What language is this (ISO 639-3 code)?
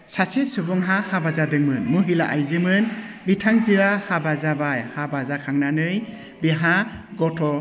brx